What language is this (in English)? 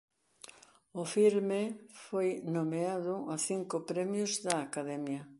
Galician